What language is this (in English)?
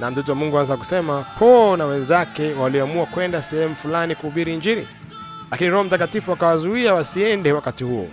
Swahili